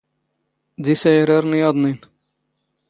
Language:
Standard Moroccan Tamazight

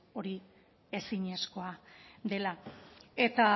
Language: Basque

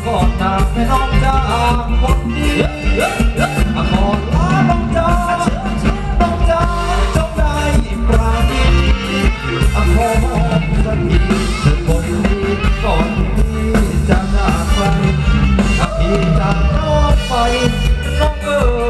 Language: Thai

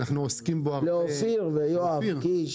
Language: Hebrew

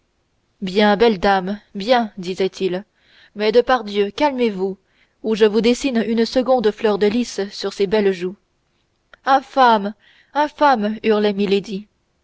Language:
French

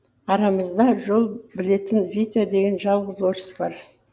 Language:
Kazakh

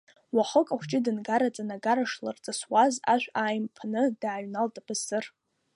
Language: Abkhazian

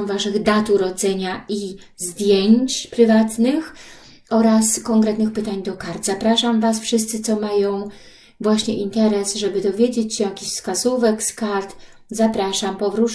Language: Polish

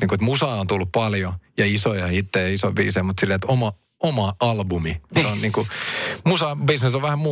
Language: Finnish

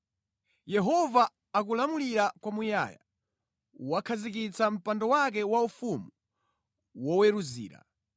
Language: Nyanja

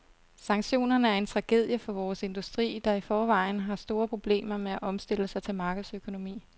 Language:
Danish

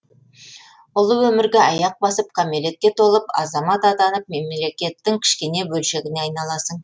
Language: Kazakh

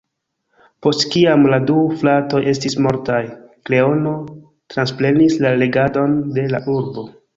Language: Esperanto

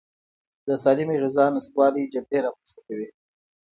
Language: Pashto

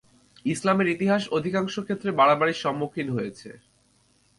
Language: Bangla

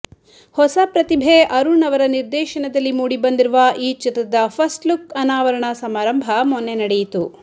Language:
Kannada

